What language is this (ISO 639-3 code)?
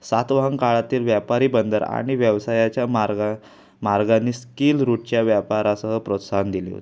mar